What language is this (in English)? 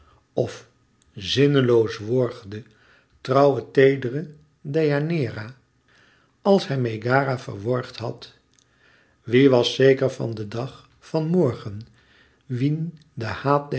Dutch